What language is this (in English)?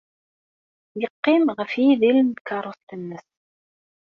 Kabyle